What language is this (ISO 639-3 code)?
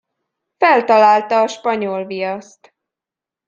hun